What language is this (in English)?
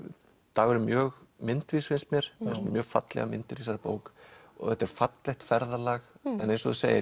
Icelandic